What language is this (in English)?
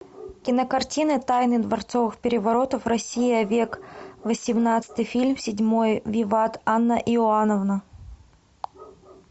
Russian